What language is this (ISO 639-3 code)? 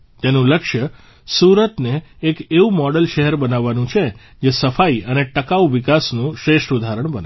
guj